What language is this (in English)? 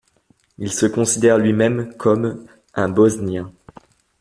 French